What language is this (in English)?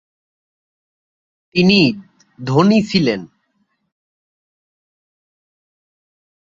Bangla